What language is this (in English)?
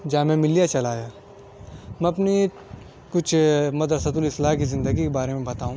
Urdu